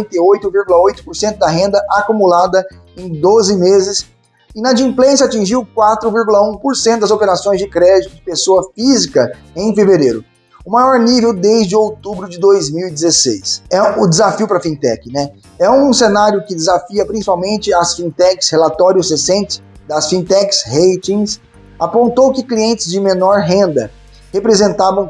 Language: Portuguese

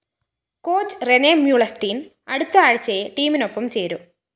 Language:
Malayalam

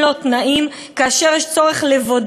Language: Hebrew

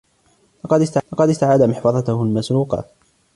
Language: Arabic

